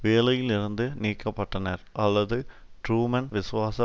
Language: Tamil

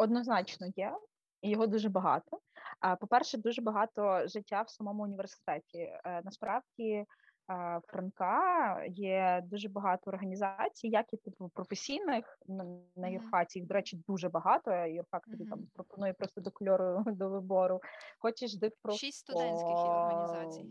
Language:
Ukrainian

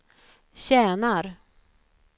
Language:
Swedish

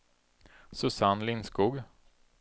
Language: Swedish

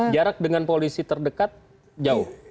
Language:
Indonesian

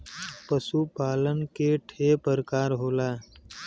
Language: Bhojpuri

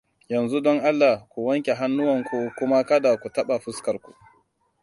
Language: Hausa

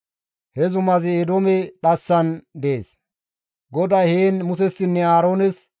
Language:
Gamo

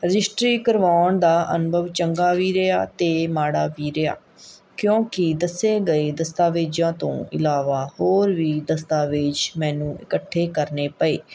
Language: Punjabi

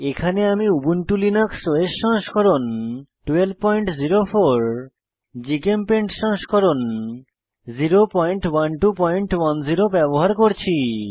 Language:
Bangla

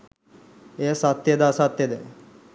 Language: Sinhala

